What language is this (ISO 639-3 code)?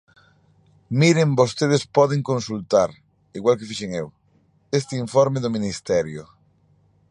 glg